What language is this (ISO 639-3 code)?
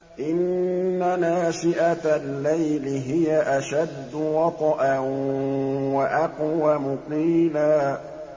ara